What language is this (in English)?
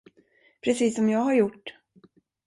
Swedish